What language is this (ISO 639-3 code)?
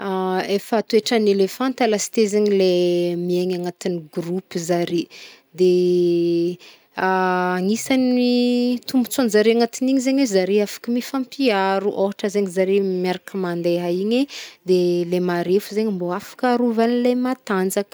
bmm